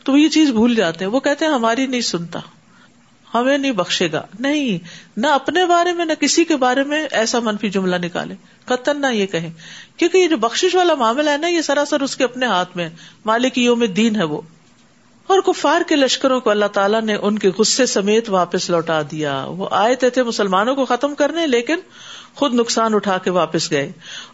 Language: Urdu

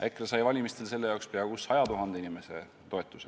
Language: Estonian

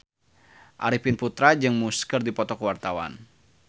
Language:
Sundanese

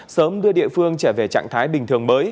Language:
Vietnamese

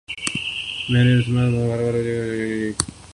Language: Urdu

